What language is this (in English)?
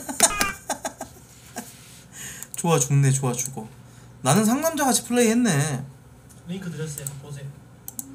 Korean